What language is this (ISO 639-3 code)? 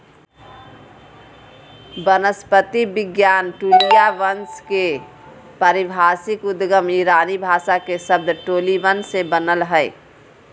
mag